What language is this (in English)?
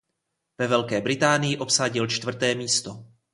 Czech